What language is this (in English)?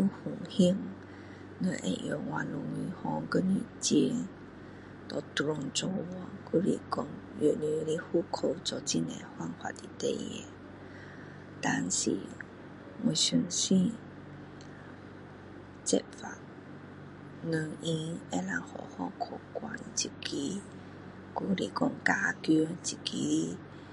Min Dong Chinese